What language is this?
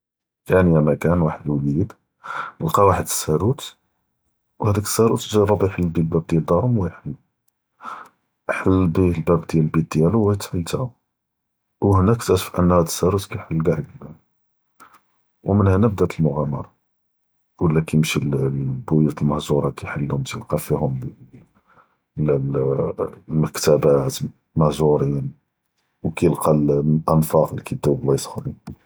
Judeo-Arabic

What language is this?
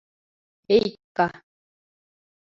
Mari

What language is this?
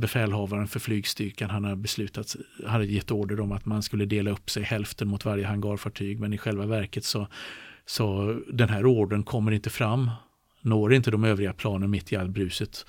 Swedish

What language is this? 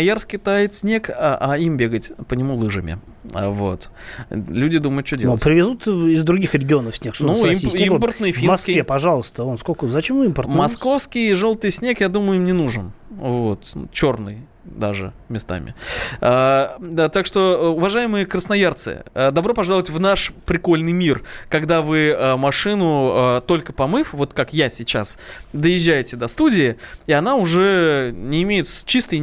Russian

